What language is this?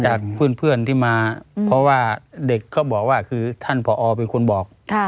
Thai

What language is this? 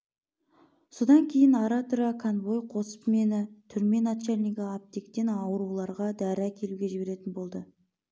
Kazakh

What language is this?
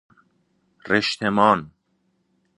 Persian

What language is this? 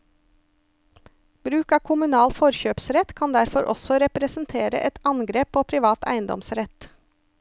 Norwegian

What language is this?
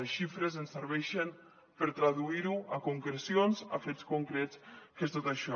Catalan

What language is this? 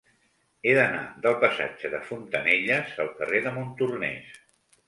Catalan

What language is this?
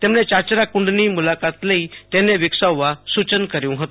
Gujarati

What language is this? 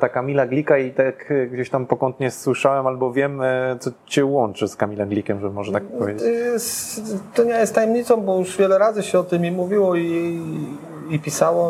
Polish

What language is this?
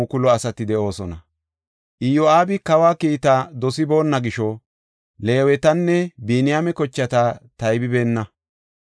Gofa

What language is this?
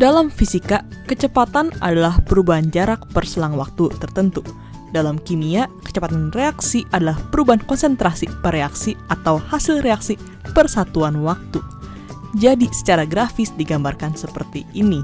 Indonesian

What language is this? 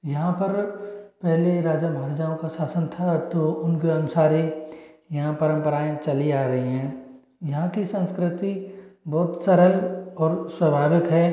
Hindi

